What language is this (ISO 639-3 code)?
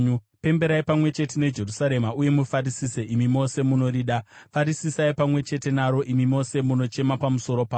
sna